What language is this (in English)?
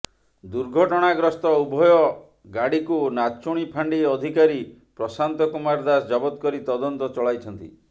Odia